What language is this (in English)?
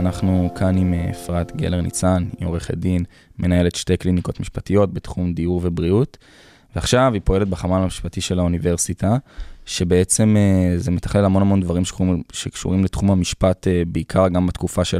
Hebrew